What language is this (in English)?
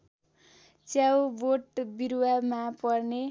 Nepali